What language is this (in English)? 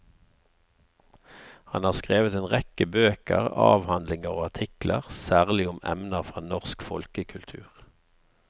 Norwegian